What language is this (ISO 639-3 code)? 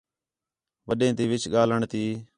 xhe